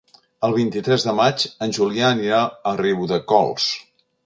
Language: Catalan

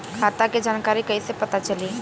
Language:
Bhojpuri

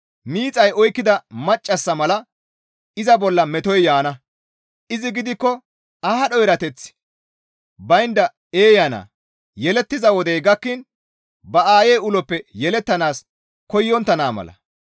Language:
Gamo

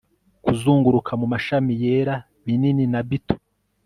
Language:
Kinyarwanda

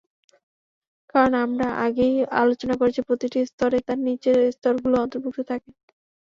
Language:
Bangla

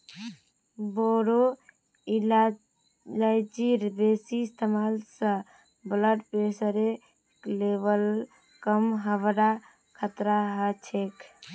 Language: Magahi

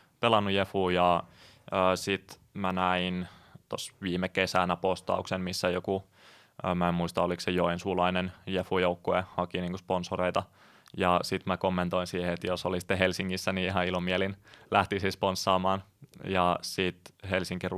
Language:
Finnish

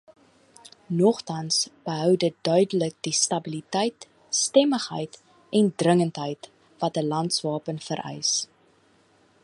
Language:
Afrikaans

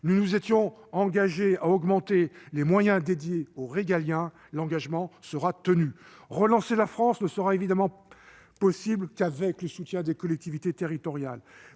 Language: French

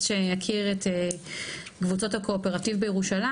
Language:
Hebrew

